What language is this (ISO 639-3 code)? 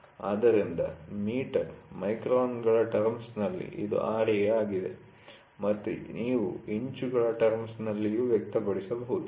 kan